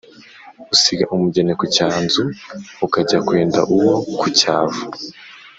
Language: Kinyarwanda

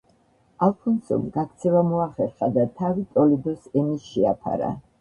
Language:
Georgian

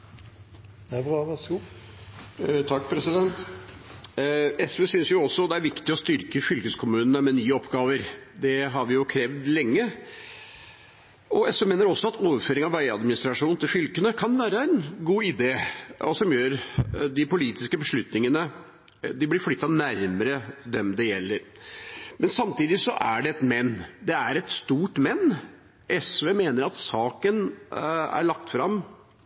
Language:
Norwegian Bokmål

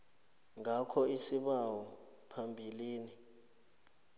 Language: South Ndebele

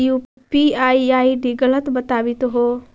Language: Magahi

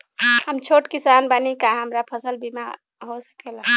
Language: Bhojpuri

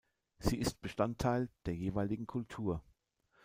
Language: German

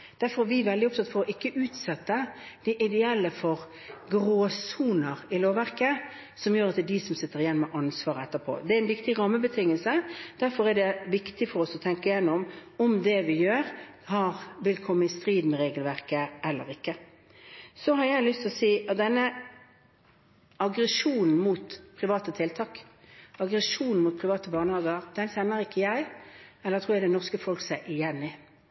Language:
Norwegian Bokmål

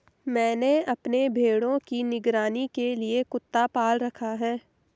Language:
Hindi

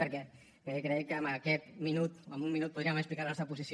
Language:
Catalan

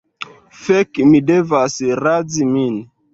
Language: Esperanto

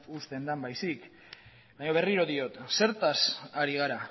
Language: Basque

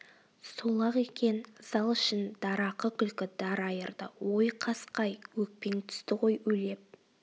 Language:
Kazakh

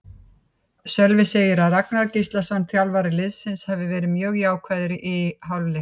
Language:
Icelandic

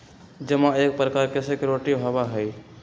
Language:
Magahi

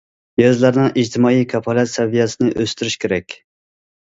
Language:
Uyghur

